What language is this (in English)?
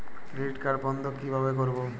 Bangla